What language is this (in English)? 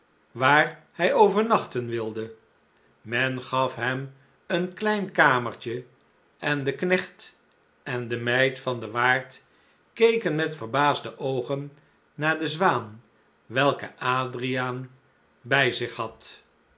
Dutch